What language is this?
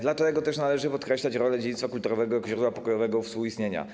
Polish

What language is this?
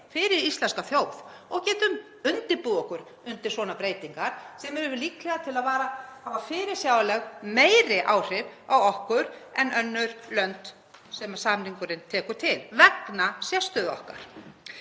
Icelandic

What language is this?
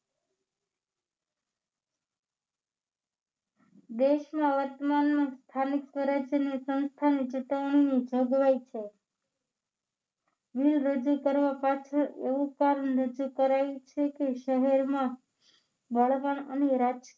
Gujarati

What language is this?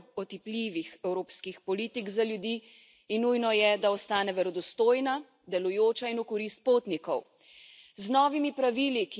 Slovenian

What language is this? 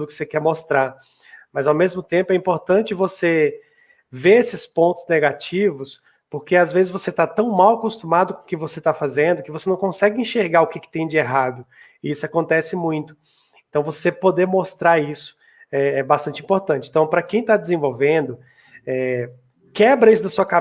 Portuguese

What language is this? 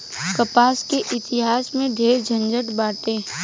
Bhojpuri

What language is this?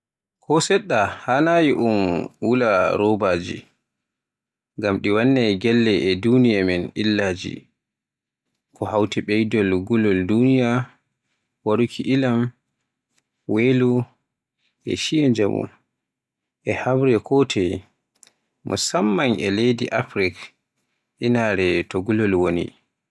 Borgu Fulfulde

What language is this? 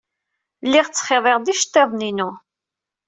Kabyle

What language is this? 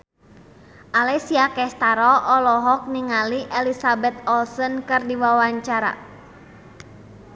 Sundanese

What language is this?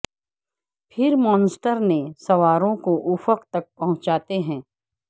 Urdu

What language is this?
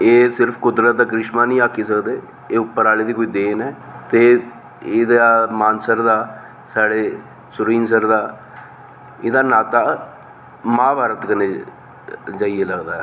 Dogri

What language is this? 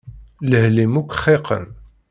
Kabyle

